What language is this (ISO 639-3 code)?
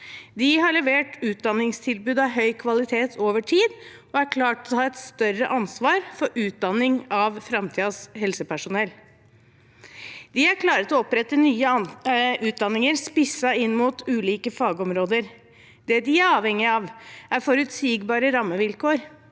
nor